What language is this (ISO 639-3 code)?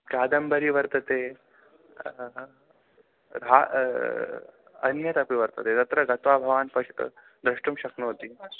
san